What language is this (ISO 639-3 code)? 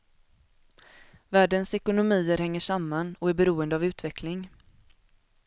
swe